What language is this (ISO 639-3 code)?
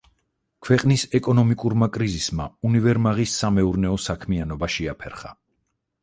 kat